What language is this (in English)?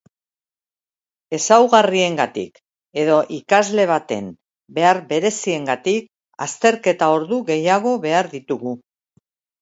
Basque